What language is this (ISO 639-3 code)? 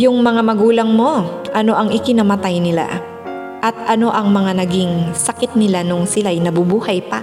fil